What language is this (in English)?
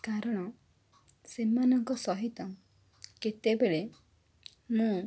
Odia